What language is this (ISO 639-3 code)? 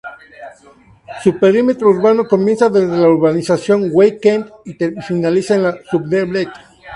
spa